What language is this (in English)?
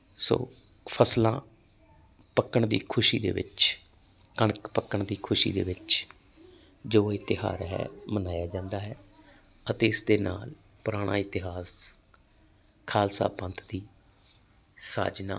Punjabi